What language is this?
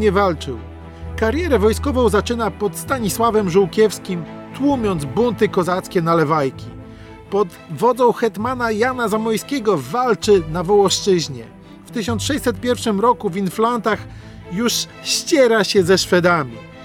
Polish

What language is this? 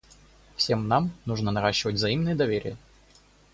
Russian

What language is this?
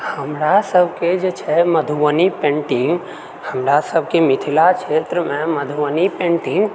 Maithili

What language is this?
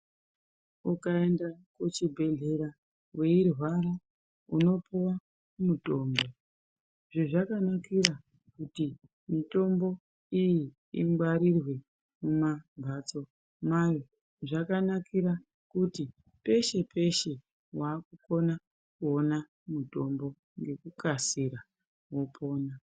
Ndau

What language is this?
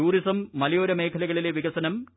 Malayalam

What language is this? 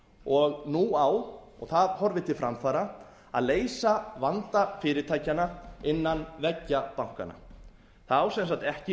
Icelandic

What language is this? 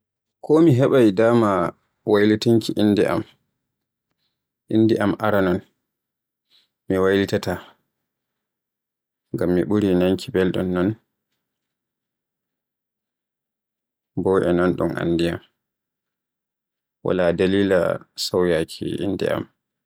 Borgu Fulfulde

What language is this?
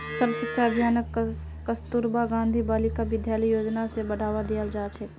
Magahi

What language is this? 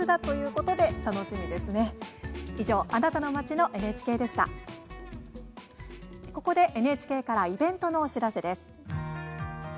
Japanese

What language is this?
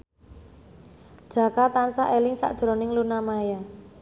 Javanese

